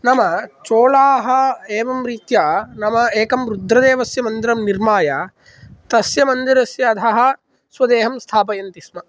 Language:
Sanskrit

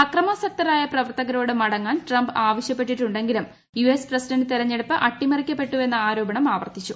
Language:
Malayalam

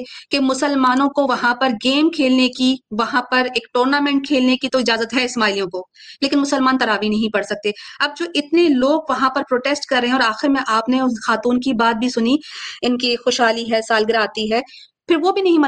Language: Urdu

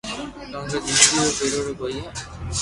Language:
Loarki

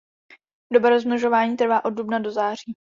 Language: Czech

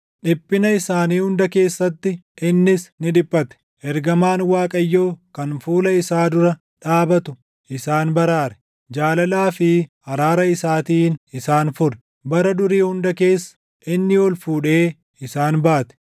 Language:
Oromo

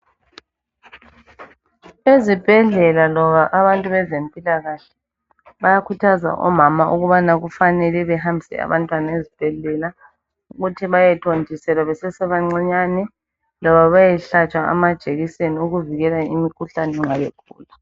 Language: North Ndebele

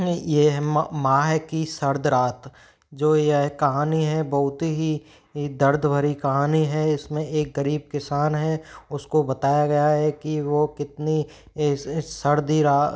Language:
Hindi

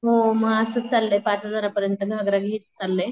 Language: Marathi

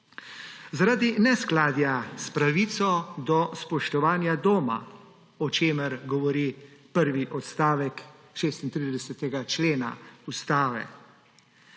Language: Slovenian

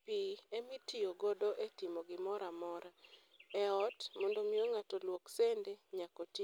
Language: Luo (Kenya and Tanzania)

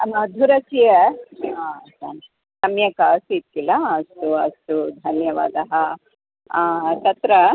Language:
Sanskrit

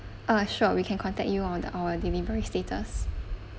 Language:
English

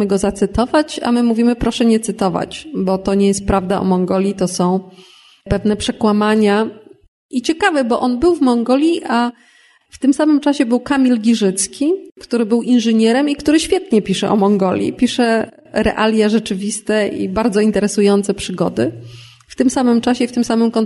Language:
Polish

